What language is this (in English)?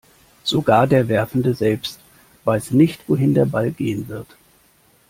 German